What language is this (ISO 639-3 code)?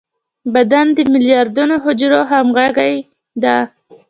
pus